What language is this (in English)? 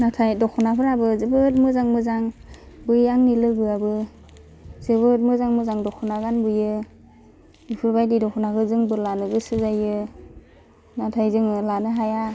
Bodo